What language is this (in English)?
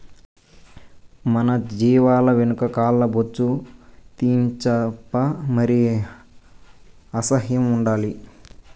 Telugu